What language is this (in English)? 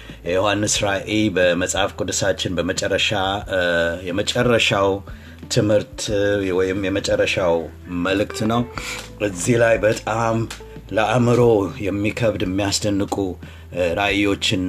Amharic